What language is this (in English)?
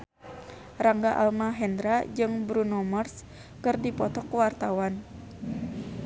Sundanese